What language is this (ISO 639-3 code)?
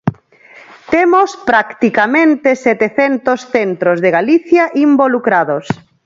glg